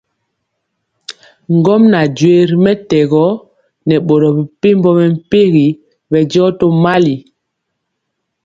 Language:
Mpiemo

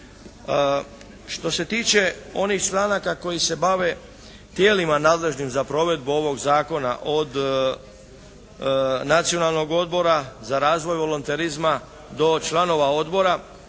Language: Croatian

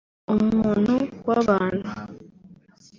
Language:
Kinyarwanda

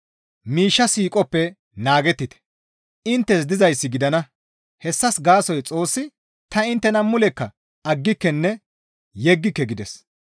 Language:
Gamo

